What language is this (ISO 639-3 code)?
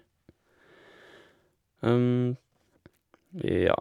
nor